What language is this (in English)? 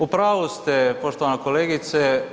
Croatian